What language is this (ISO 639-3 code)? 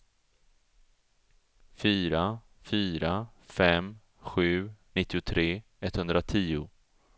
swe